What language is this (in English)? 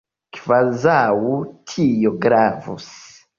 Esperanto